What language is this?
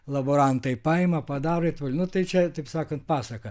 Lithuanian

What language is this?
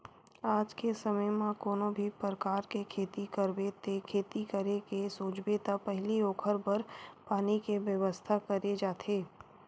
Chhattisgarhi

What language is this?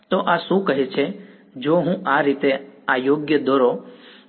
Gujarati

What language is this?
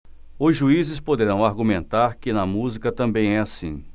Portuguese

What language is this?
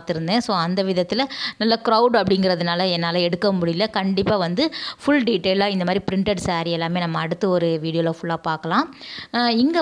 Tamil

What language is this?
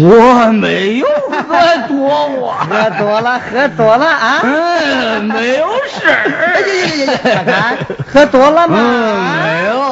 Chinese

